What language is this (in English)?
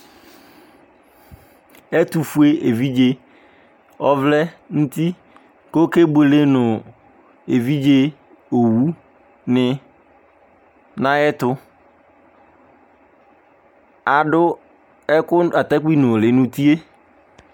Ikposo